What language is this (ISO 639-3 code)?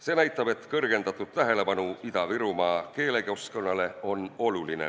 est